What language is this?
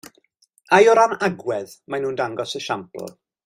Welsh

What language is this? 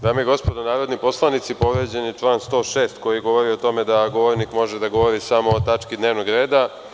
Serbian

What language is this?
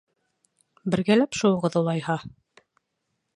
Bashkir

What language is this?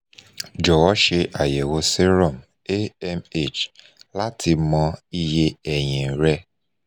Yoruba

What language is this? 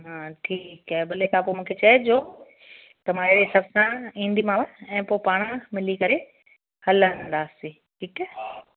Sindhi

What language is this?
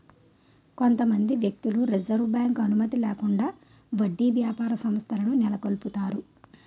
Telugu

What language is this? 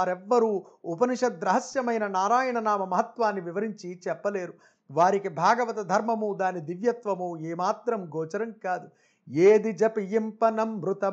Telugu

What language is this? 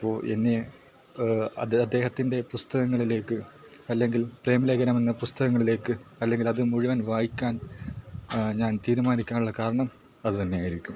Malayalam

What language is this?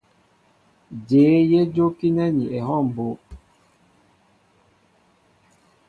Mbo (Cameroon)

